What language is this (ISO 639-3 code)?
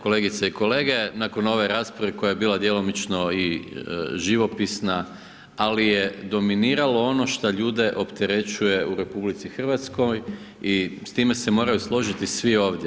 hrv